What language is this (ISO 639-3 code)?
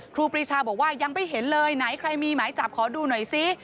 tha